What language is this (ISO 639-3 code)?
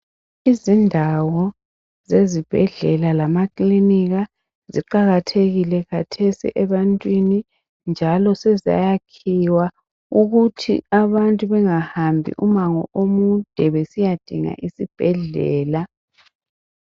nde